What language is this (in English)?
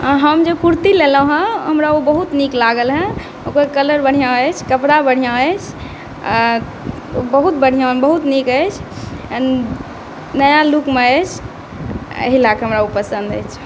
Maithili